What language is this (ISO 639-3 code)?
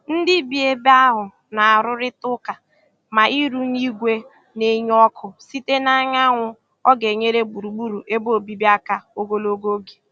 ibo